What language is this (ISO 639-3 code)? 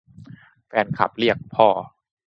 tha